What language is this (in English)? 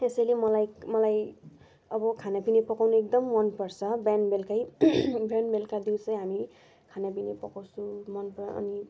Nepali